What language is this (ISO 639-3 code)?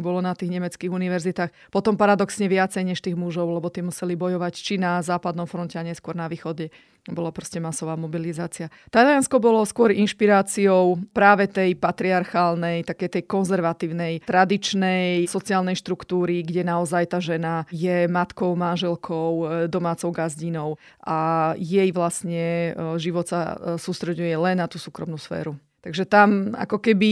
slk